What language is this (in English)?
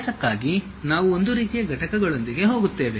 Kannada